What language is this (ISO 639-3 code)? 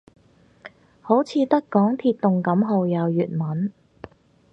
yue